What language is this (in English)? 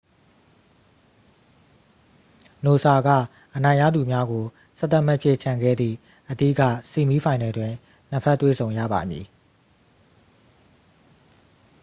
Burmese